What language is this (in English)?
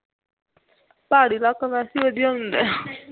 Punjabi